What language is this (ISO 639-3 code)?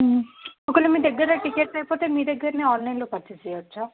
tel